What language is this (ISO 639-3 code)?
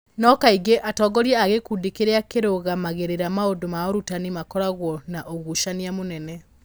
kik